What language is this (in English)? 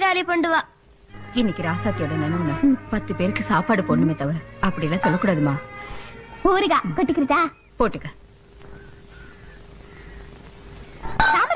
Tamil